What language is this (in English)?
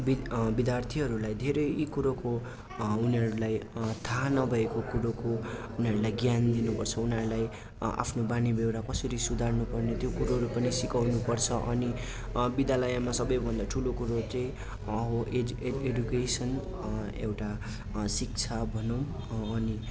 Nepali